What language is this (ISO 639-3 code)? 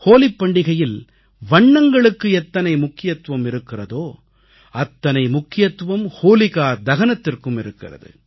tam